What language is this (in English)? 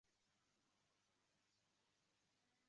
Uzbek